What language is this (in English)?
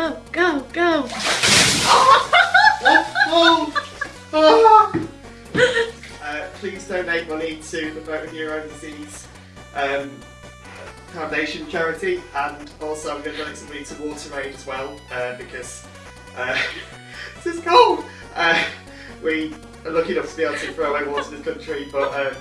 English